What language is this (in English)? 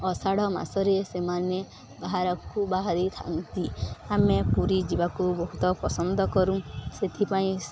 Odia